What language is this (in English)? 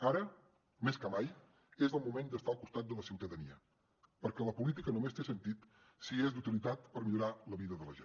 Catalan